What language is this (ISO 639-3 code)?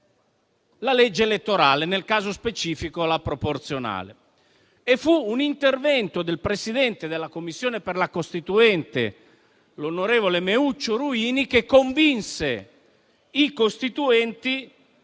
ita